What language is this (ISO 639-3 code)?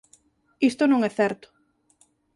glg